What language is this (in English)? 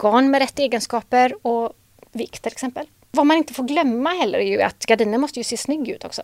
Swedish